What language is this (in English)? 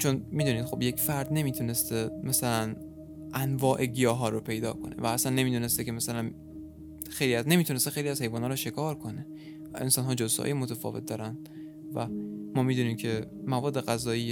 Persian